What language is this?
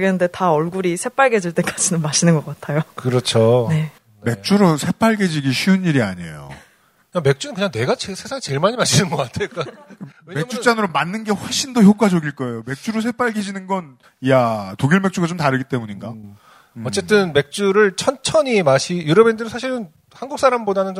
Korean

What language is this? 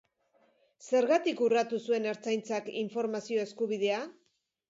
Basque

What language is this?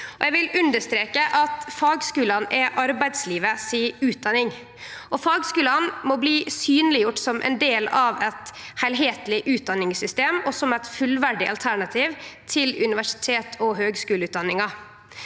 Norwegian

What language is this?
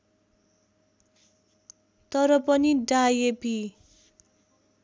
Nepali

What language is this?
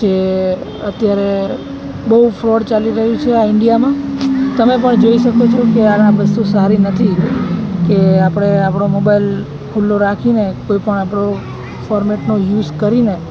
Gujarati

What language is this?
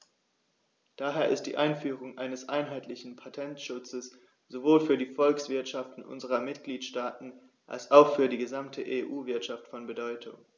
German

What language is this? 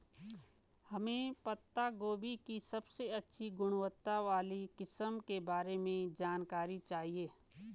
Hindi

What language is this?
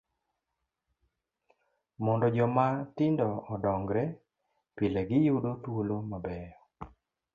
Luo (Kenya and Tanzania)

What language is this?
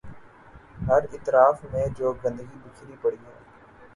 Urdu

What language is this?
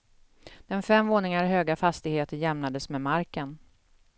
Swedish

